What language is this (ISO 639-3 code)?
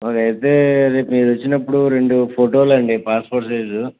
tel